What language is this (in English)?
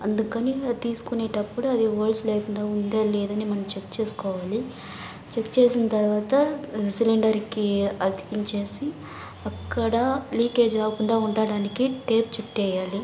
Telugu